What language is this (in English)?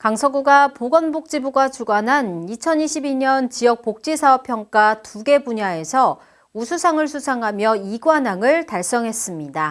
Korean